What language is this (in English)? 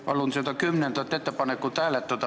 Estonian